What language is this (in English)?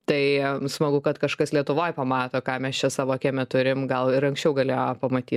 Lithuanian